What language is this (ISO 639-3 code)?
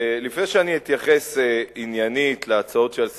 heb